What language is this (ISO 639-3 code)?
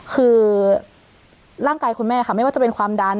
tha